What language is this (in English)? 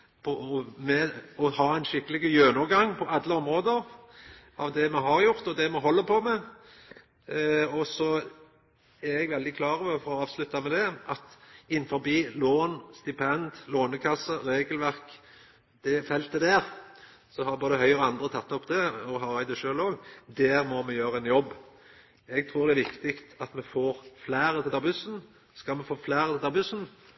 Norwegian Nynorsk